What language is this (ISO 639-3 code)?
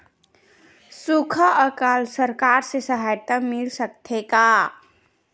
hne